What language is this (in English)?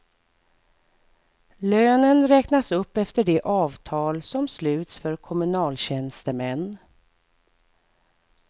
Swedish